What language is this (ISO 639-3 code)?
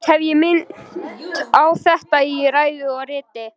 isl